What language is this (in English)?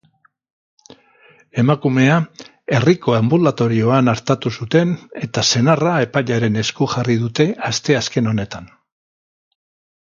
Basque